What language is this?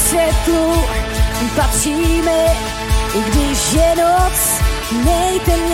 Czech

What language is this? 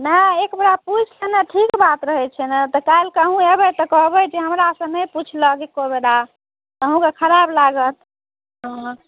Maithili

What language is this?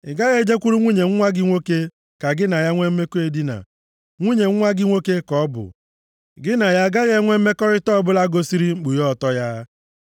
Igbo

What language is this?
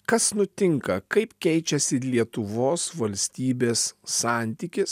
Lithuanian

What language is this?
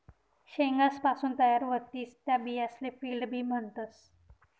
Marathi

